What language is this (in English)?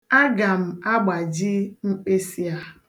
Igbo